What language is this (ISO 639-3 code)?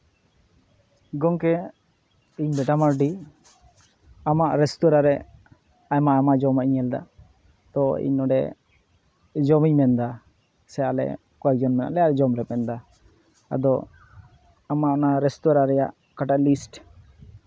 sat